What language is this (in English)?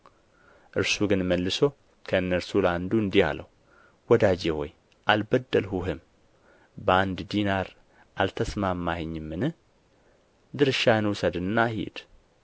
Amharic